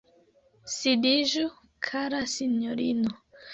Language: Esperanto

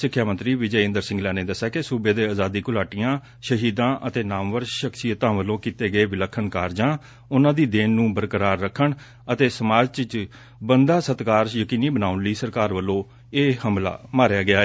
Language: Punjabi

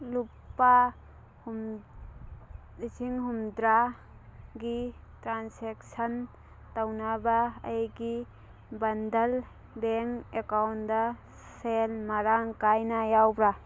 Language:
Manipuri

